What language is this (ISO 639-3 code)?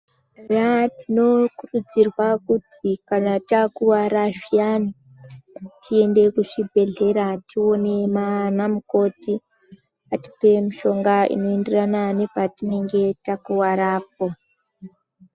ndc